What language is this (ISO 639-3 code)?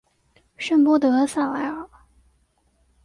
zho